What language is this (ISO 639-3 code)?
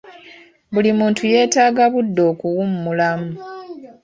lug